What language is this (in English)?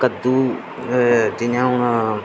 Dogri